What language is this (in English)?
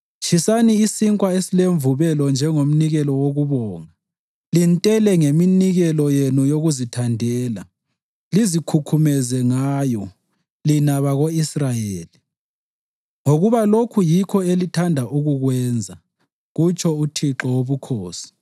North Ndebele